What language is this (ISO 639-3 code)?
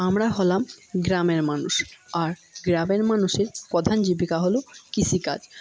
ben